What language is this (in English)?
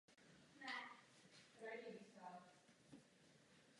Czech